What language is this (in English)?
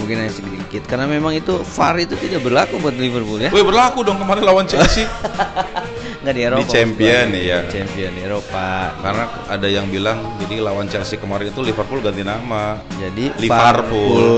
Indonesian